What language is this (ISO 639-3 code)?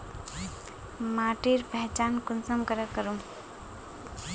mag